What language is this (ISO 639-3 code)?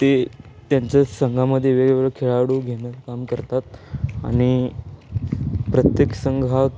mar